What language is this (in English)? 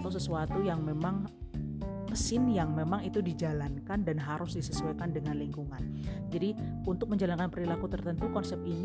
Indonesian